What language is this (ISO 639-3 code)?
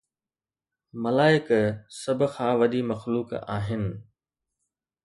snd